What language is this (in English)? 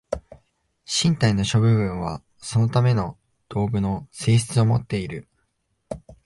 Japanese